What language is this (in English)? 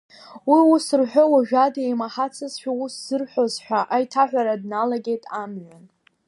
Abkhazian